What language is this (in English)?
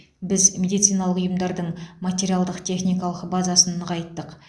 Kazakh